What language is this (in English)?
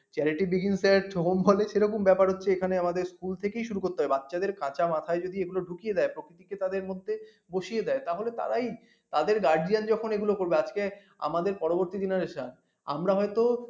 Bangla